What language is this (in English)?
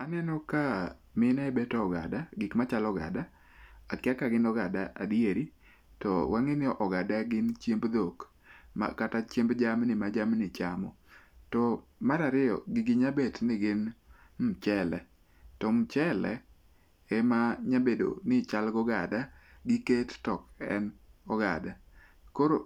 Luo (Kenya and Tanzania)